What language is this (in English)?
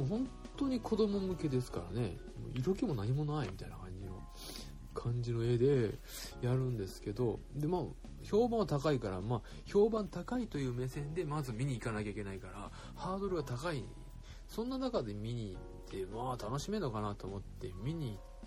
Japanese